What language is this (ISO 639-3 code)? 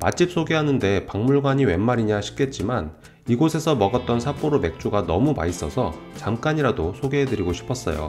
kor